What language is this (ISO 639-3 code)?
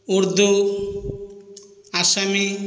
ori